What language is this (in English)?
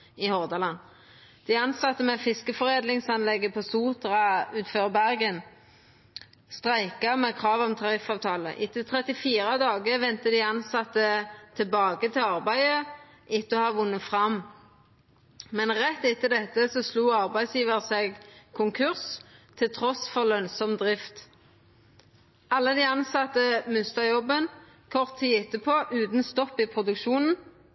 Norwegian Nynorsk